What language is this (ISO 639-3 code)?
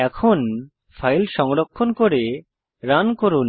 ben